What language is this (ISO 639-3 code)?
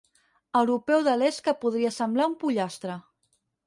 cat